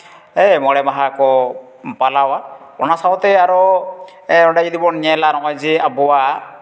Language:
Santali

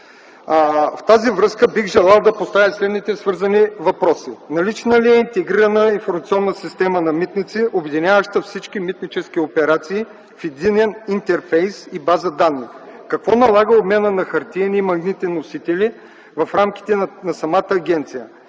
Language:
Bulgarian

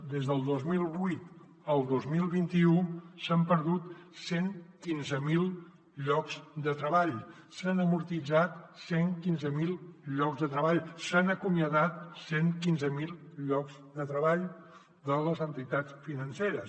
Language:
Catalan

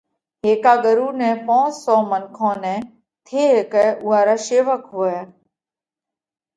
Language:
Parkari Koli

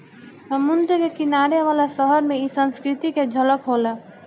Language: Bhojpuri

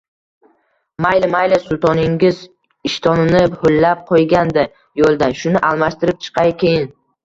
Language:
Uzbek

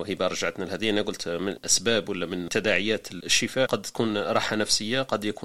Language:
Arabic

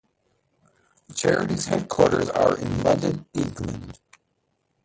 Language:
English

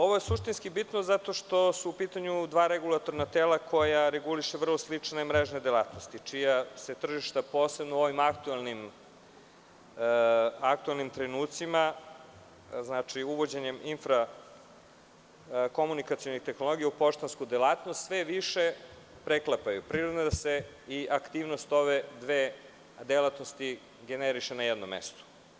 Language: Serbian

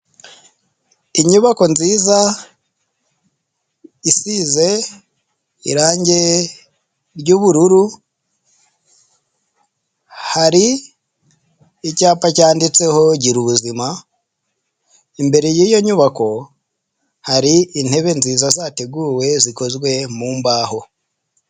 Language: Kinyarwanda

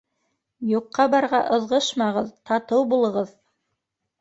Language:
Bashkir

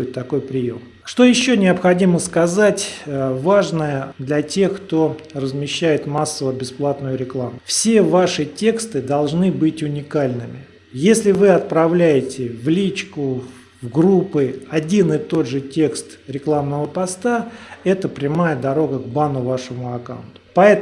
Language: Russian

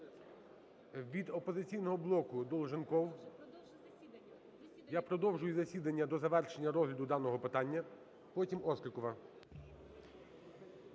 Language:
Ukrainian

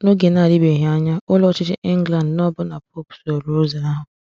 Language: Igbo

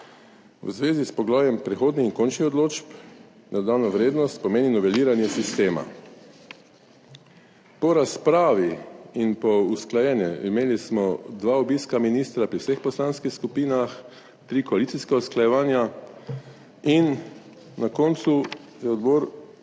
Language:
Slovenian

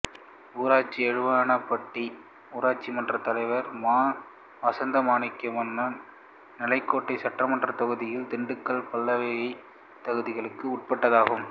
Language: Tamil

